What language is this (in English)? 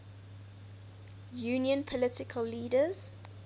English